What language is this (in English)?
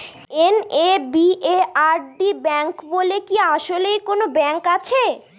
Bangla